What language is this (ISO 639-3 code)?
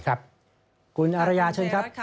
tha